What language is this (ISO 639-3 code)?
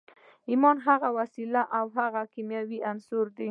pus